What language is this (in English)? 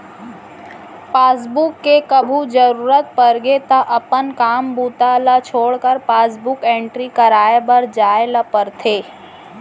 Chhattisgarhi